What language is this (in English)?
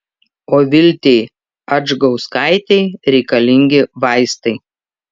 Lithuanian